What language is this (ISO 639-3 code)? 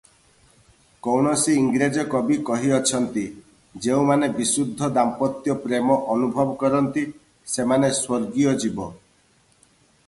ori